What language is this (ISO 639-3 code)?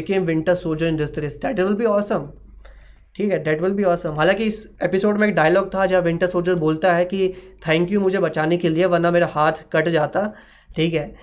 hin